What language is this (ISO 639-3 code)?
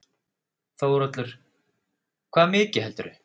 isl